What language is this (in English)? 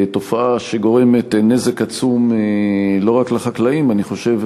Hebrew